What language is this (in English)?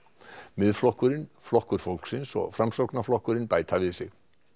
Icelandic